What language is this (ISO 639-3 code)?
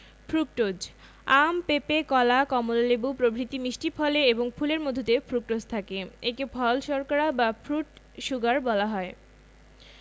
ben